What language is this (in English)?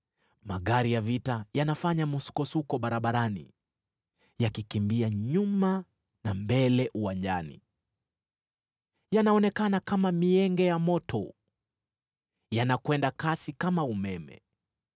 Swahili